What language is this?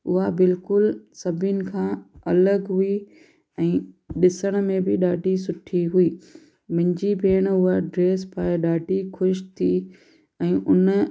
Sindhi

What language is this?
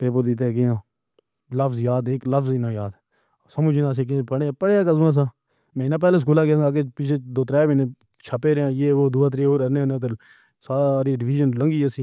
Pahari-Potwari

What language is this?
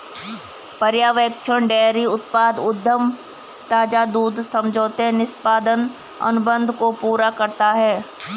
Hindi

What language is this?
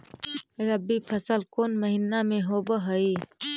Magahi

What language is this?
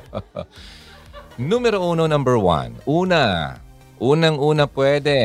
Filipino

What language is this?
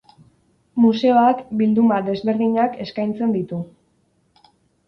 Basque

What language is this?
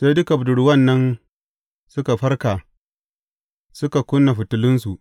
Hausa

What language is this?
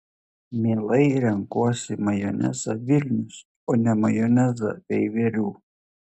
Lithuanian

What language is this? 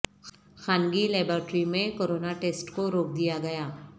Urdu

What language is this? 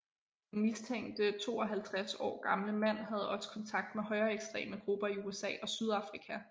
Danish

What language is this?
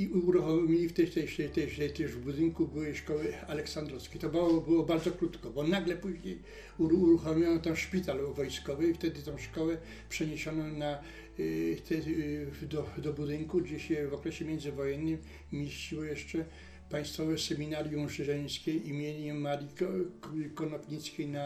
Polish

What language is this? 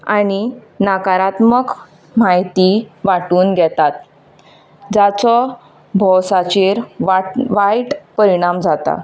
Konkani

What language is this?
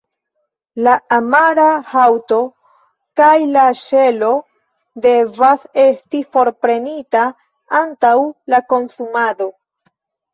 Esperanto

